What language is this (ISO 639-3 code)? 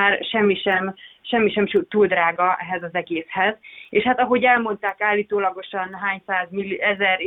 hun